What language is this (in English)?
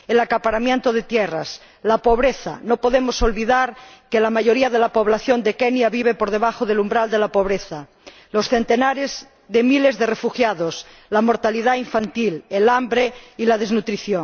Spanish